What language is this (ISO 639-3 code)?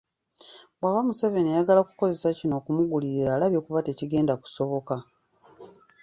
lug